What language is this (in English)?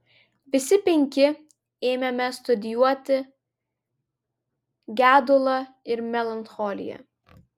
Lithuanian